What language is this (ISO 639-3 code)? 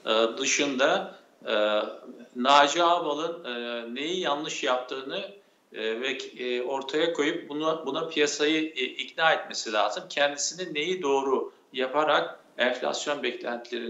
tur